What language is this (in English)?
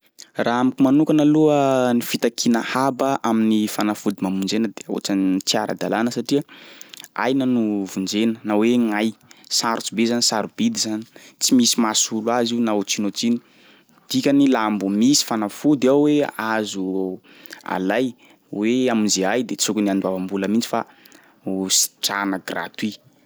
Sakalava Malagasy